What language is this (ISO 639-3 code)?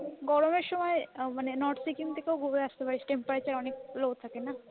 ben